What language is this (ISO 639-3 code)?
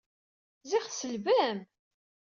kab